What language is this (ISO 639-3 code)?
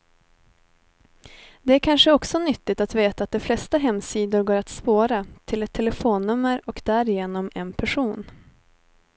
swe